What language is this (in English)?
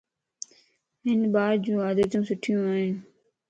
Lasi